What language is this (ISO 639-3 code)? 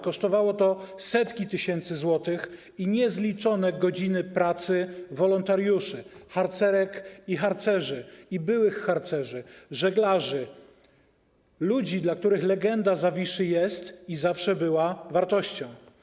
pol